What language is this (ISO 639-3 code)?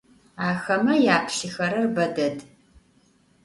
ady